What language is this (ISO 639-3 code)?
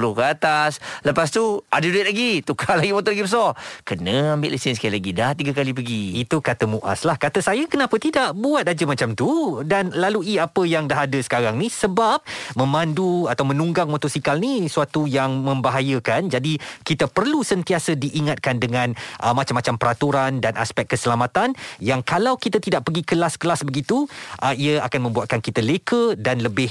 msa